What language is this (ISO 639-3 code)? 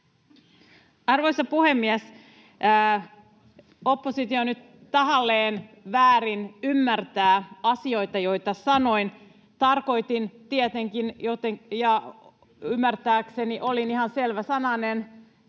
fin